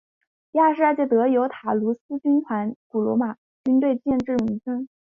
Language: Chinese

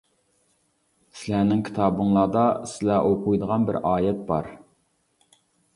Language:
Uyghur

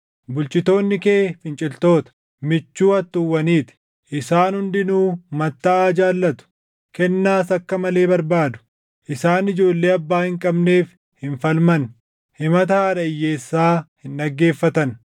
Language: Oromo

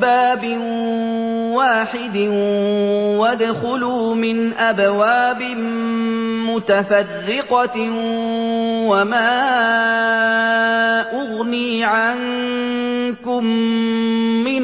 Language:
Arabic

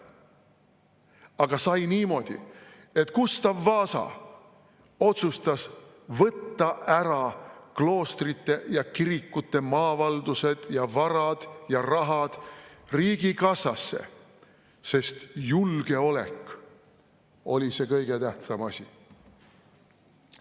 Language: Estonian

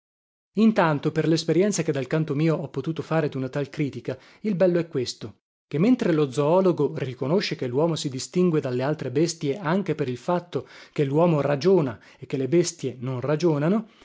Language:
Italian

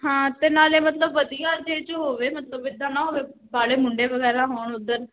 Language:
Punjabi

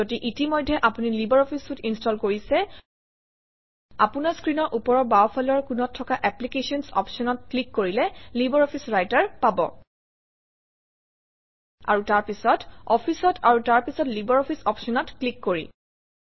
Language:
Assamese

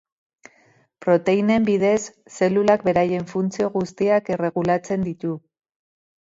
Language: Basque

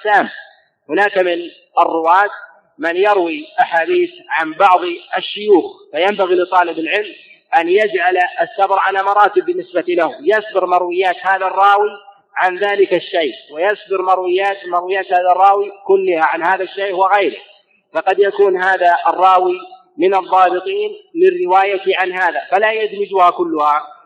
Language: Arabic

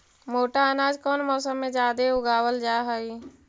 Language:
Magahi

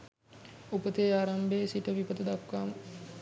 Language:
Sinhala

